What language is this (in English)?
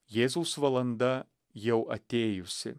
Lithuanian